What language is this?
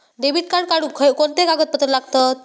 Marathi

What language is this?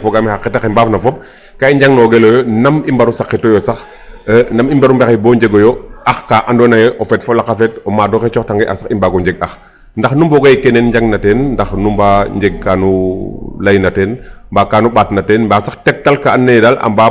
Serer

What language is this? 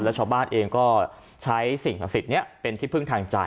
Thai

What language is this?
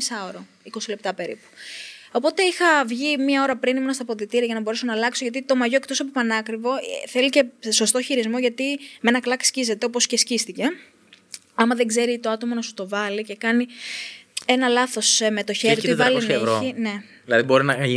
Greek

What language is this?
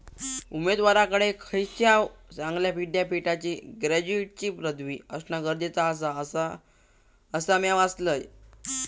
Marathi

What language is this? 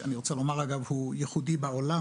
Hebrew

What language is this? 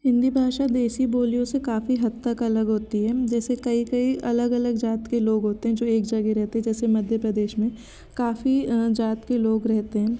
Hindi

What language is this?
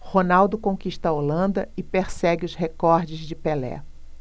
Portuguese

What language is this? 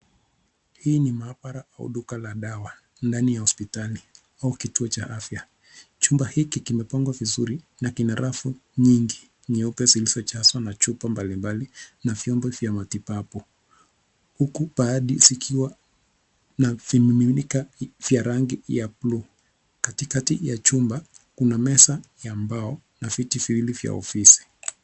Swahili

